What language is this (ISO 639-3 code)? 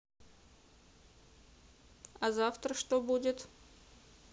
rus